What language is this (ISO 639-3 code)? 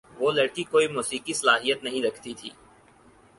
urd